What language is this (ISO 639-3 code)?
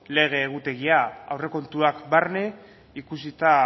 eus